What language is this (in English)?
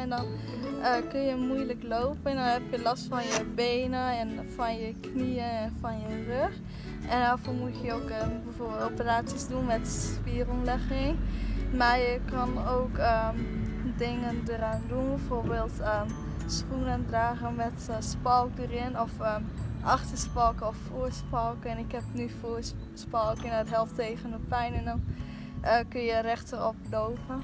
Dutch